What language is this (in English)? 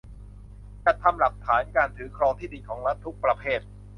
Thai